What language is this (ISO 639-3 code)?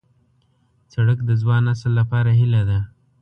pus